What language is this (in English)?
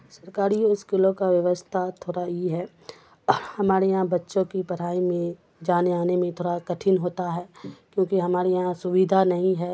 Urdu